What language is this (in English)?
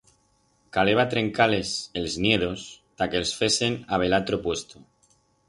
Aragonese